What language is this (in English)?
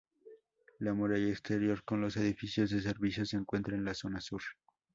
Spanish